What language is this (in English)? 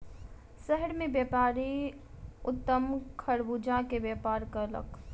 Maithili